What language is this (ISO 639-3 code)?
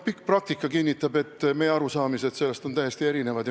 est